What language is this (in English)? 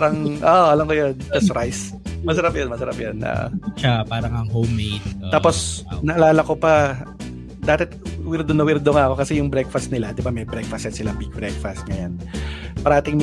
Filipino